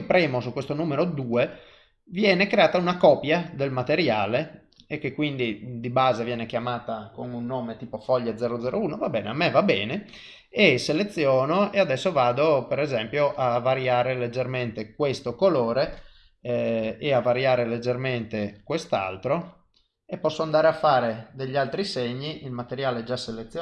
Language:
Italian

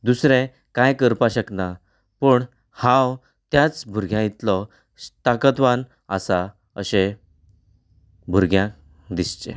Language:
Konkani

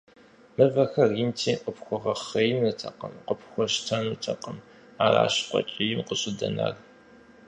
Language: Kabardian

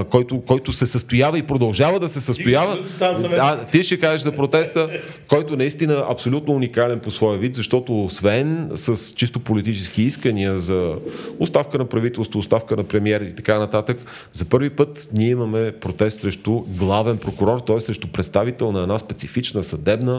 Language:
Bulgarian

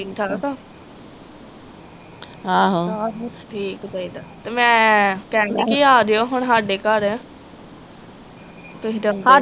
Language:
Punjabi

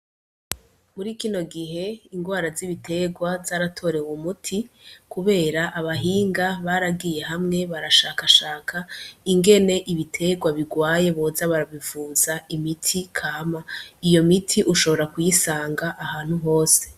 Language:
Rundi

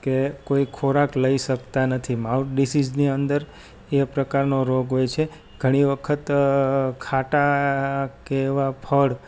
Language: Gujarati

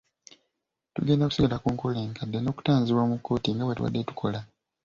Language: Ganda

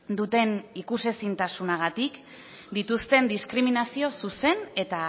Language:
Basque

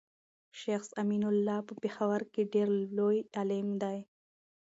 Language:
Pashto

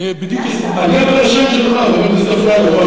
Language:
Hebrew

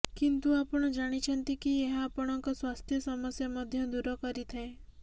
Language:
Odia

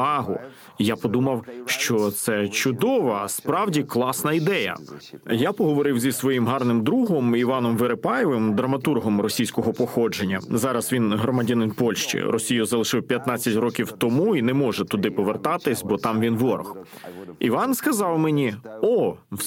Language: Ukrainian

